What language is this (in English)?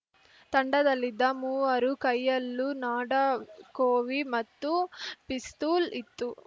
Kannada